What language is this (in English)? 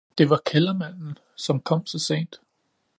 Danish